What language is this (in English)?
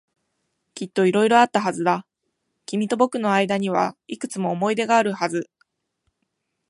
Japanese